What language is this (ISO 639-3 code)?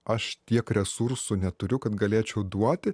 lit